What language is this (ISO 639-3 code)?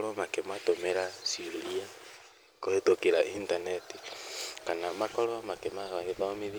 kik